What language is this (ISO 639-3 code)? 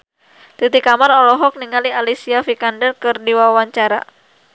sun